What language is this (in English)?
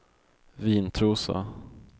Swedish